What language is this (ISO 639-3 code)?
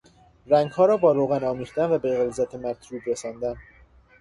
fas